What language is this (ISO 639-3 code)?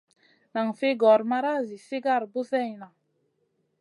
mcn